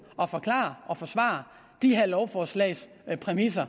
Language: Danish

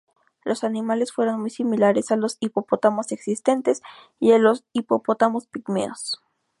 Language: Spanish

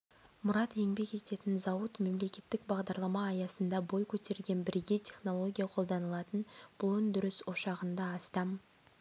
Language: Kazakh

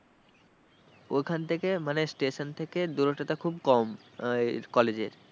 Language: Bangla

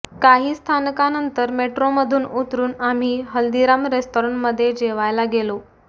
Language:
Marathi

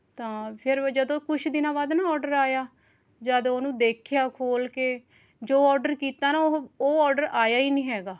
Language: Punjabi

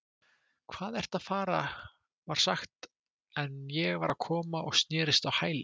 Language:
Icelandic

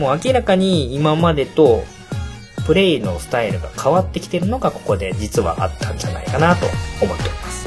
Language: Japanese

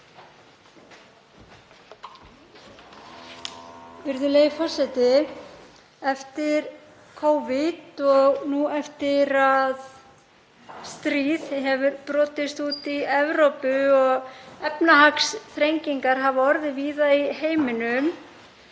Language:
Icelandic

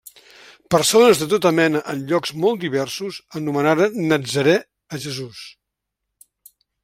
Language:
Catalan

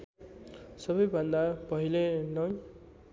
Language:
Nepali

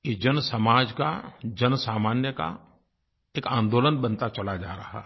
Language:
Hindi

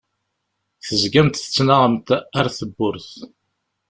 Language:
Kabyle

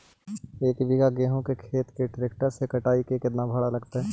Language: Magahi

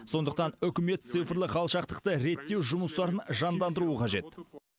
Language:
Kazakh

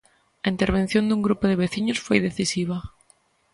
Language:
Galician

